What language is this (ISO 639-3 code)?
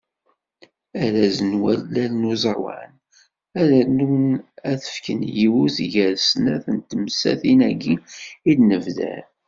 kab